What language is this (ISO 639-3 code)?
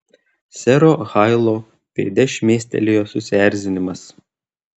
lit